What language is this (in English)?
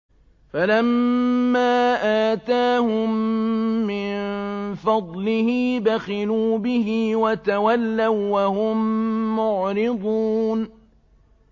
Arabic